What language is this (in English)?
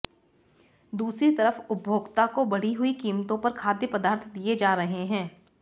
Hindi